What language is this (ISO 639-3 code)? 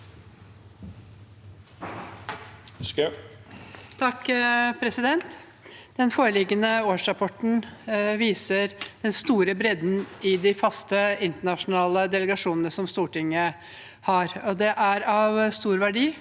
nor